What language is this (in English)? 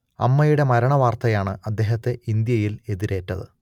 Malayalam